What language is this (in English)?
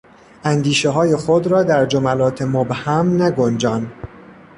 Persian